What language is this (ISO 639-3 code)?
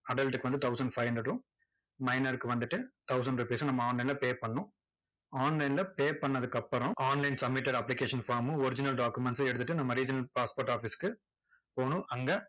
tam